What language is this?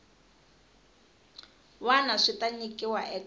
Tsonga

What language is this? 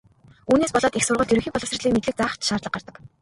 Mongolian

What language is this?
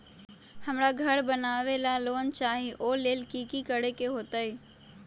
Magahi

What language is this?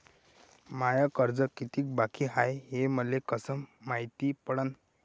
Marathi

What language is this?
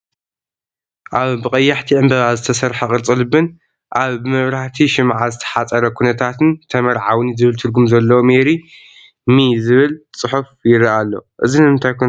Tigrinya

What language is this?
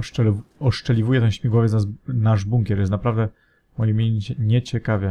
Polish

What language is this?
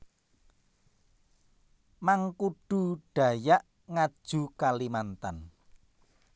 Javanese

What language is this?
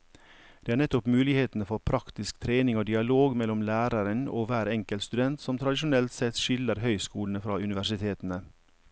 Norwegian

